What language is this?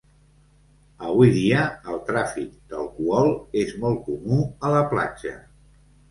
Catalan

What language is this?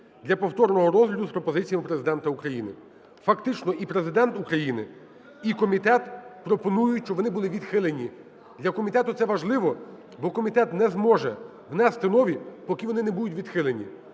Ukrainian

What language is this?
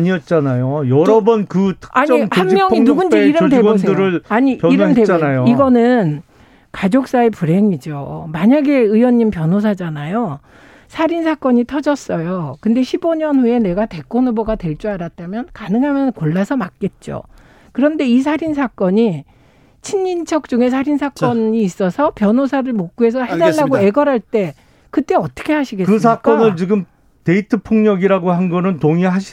Korean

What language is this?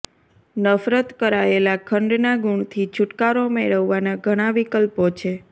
Gujarati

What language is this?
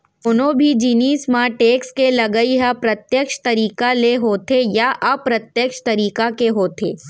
Chhattisgarhi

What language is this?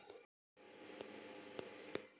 Chhattisgarhi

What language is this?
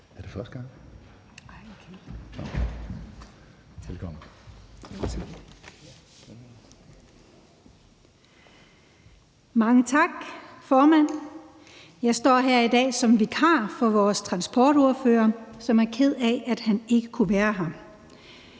Danish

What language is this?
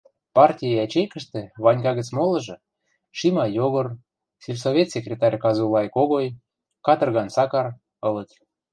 Western Mari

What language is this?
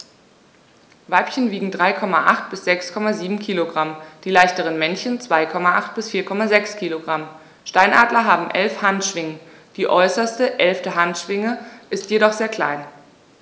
German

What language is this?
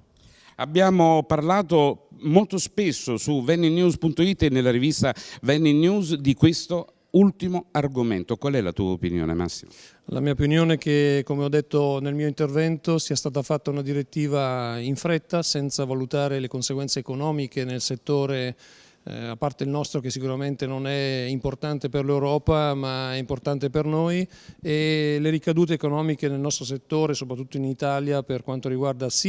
Italian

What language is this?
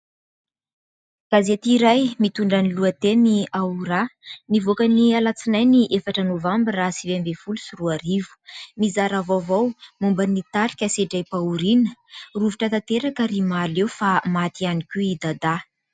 Malagasy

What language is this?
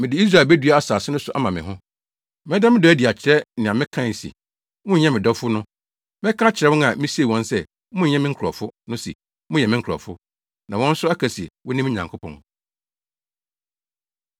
Akan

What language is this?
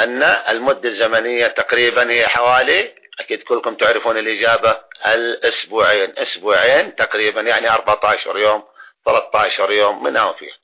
Arabic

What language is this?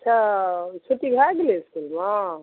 Maithili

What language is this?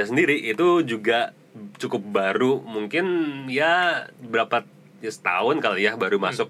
Indonesian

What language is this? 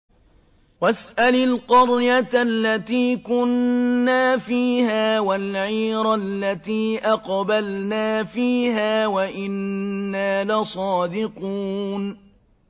Arabic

